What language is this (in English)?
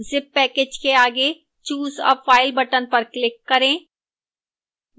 Hindi